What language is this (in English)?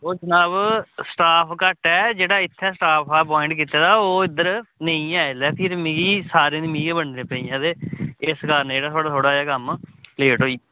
Dogri